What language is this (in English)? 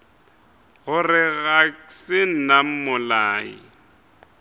Northern Sotho